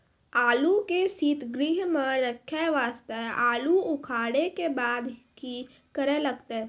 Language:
Maithili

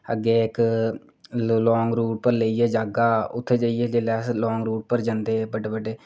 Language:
Dogri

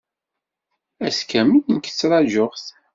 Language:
Kabyle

